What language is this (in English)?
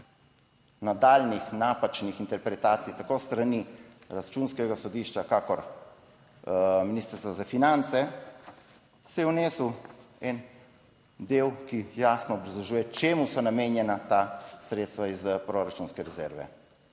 Slovenian